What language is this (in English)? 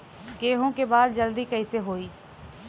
Bhojpuri